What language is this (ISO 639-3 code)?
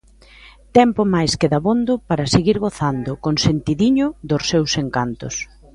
glg